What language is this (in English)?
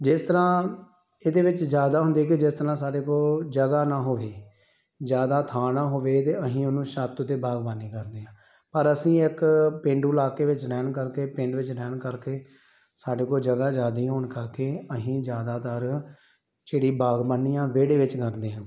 Punjabi